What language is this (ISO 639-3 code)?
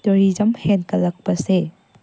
mni